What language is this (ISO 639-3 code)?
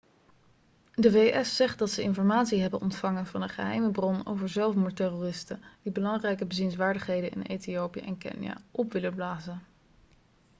nld